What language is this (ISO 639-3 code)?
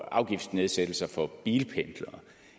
dan